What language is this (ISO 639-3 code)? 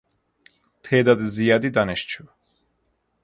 fas